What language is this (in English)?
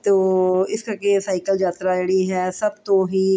Punjabi